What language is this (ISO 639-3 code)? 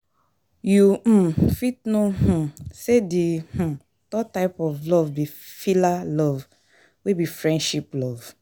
pcm